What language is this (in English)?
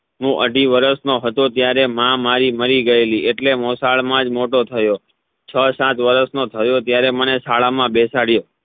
Gujarati